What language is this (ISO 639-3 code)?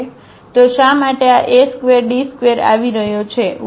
guj